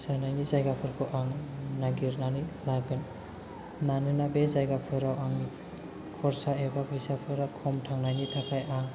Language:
Bodo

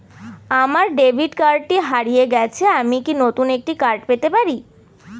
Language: Bangla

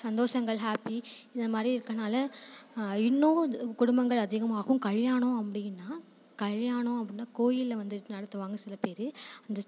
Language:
Tamil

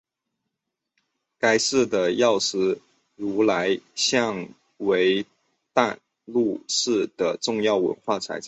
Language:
Chinese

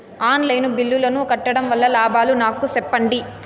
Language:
Telugu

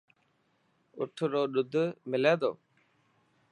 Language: Dhatki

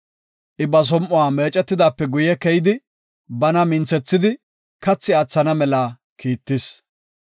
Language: Gofa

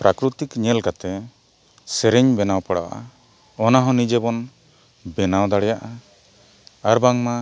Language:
Santali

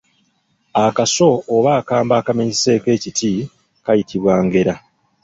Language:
Ganda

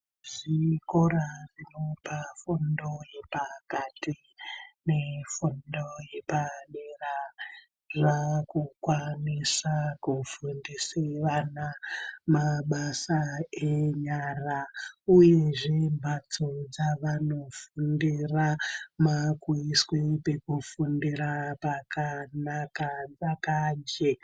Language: Ndau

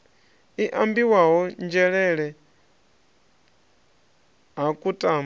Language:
Venda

